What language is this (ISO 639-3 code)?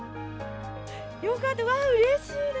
jpn